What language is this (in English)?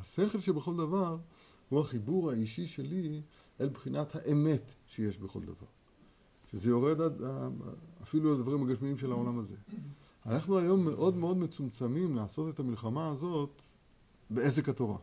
Hebrew